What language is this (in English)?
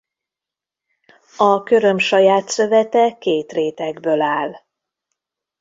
Hungarian